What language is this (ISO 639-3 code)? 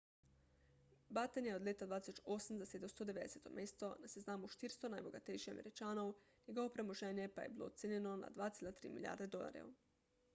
slv